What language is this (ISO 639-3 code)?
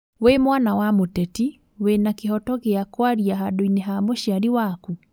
kik